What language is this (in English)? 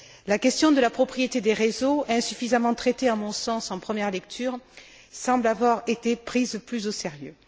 French